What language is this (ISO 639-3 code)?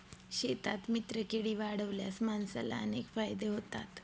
mar